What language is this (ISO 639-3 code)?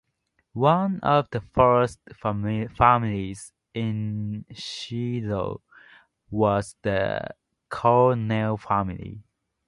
eng